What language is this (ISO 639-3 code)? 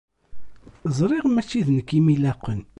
kab